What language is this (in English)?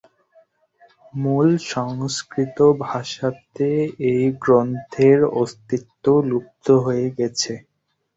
Bangla